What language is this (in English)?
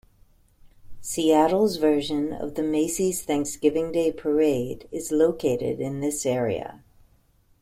English